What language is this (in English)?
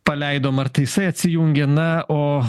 Lithuanian